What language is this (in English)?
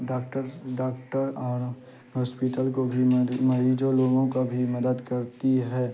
Urdu